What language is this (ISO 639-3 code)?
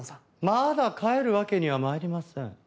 jpn